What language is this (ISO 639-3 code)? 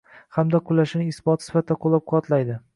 uzb